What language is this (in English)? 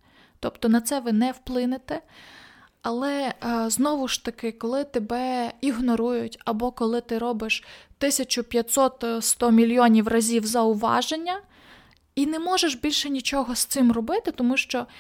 Ukrainian